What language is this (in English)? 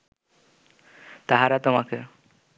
Bangla